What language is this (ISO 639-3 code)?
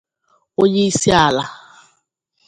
ibo